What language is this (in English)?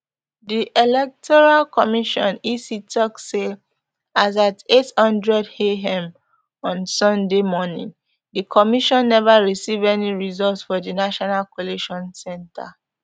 Nigerian Pidgin